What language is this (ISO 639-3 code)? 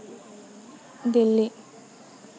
asm